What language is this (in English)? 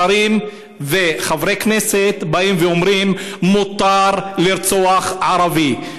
Hebrew